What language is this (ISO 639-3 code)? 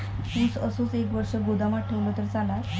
mar